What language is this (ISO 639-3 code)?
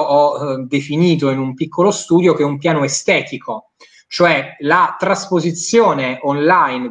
ita